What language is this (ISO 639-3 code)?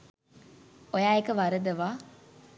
sin